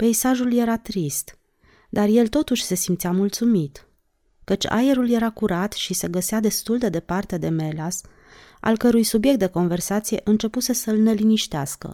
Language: Romanian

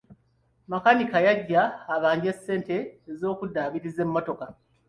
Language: Ganda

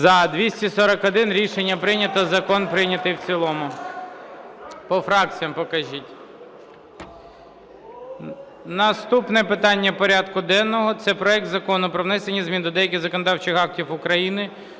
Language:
Ukrainian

